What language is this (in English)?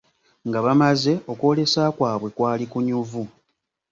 Ganda